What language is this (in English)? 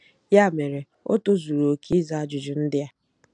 Igbo